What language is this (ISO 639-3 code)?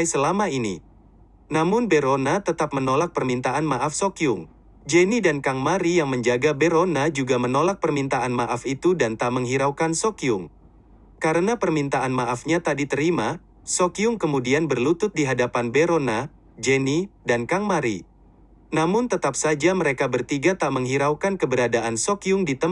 ind